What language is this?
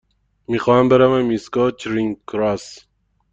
Persian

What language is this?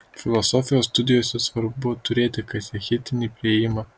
Lithuanian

